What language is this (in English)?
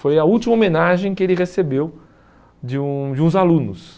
Portuguese